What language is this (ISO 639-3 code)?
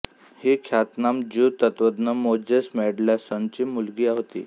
mar